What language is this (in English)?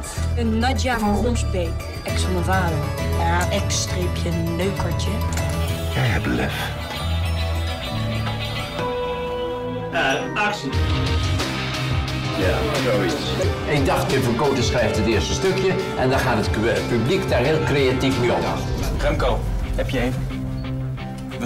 Dutch